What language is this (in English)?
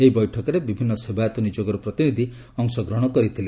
Odia